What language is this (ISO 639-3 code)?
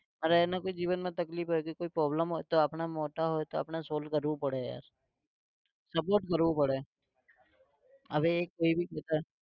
guj